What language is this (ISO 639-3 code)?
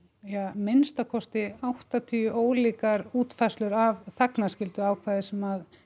isl